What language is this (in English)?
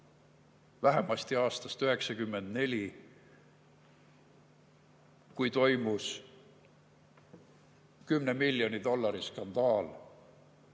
Estonian